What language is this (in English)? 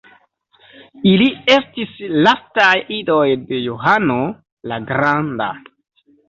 Esperanto